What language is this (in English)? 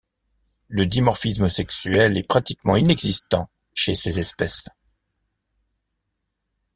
French